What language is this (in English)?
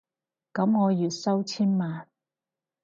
Cantonese